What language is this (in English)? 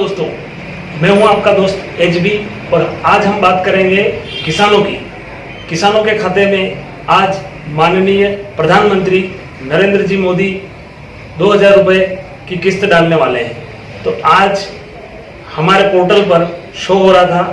Hindi